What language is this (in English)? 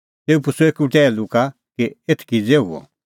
Kullu Pahari